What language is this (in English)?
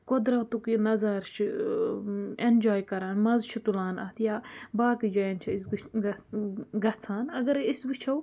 Kashmiri